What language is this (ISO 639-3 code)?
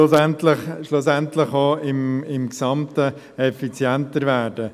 gsw